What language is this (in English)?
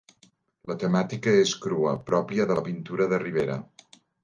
Catalan